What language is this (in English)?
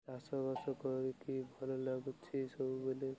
Odia